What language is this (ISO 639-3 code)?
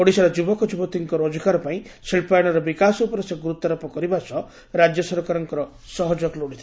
ori